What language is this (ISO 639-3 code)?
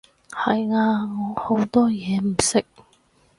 yue